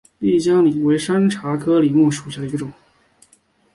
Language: Chinese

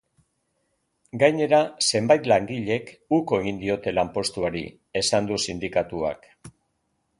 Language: Basque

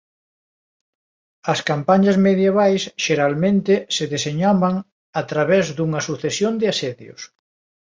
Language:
Galician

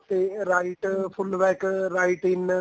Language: Punjabi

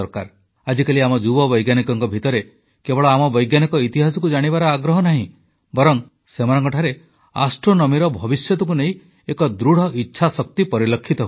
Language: Odia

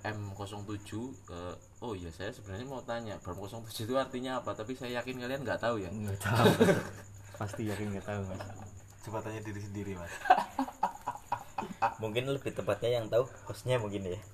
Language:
Indonesian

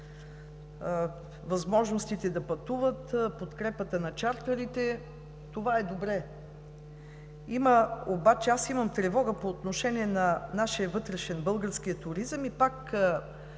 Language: Bulgarian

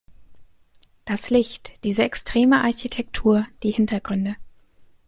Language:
German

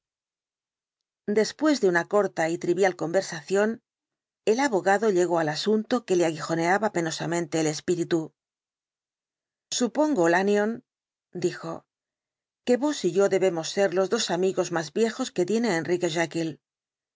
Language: Spanish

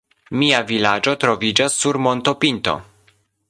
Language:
Esperanto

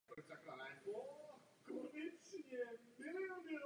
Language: Czech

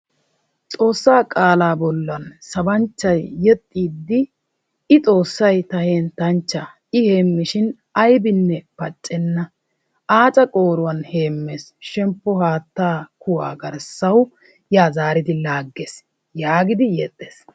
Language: Wolaytta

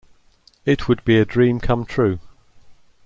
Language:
English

